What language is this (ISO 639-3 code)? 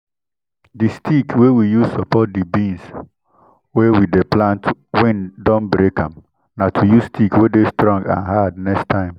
pcm